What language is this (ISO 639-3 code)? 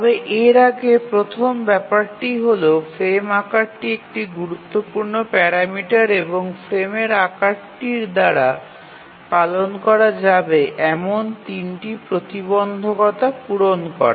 ben